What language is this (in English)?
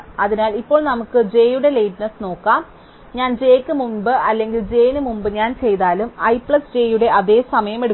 Malayalam